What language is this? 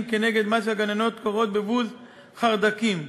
Hebrew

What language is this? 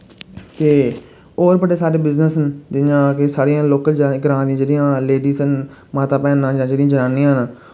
Dogri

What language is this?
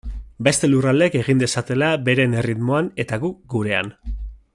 Basque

